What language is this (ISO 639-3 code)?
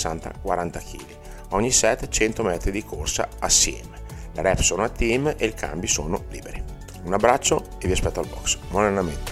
ita